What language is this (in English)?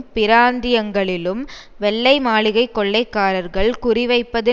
Tamil